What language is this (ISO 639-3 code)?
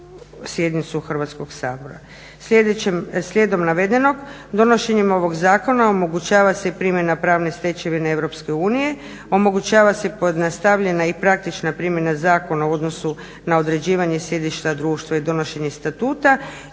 hrv